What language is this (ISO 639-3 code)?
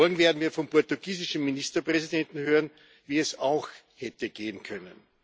deu